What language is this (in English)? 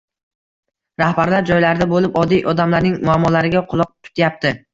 Uzbek